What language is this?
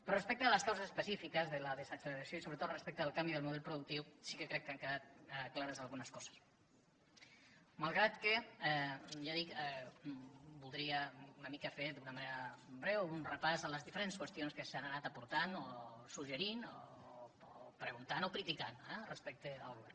Catalan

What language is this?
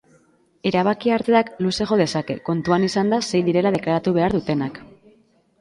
Basque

